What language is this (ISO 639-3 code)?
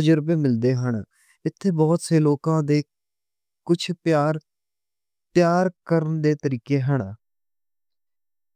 lah